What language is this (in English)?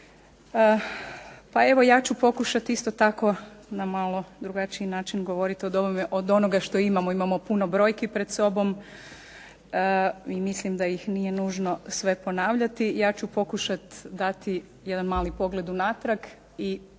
Croatian